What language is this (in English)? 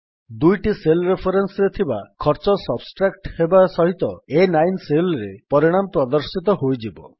Odia